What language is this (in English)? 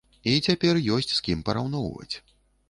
Belarusian